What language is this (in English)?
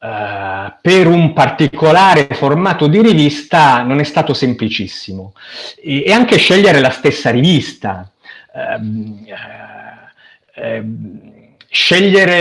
Italian